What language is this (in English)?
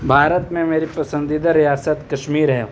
Urdu